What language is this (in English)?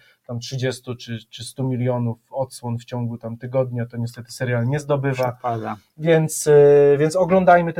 Polish